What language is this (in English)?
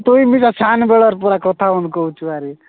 Odia